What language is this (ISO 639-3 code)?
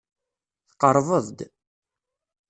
kab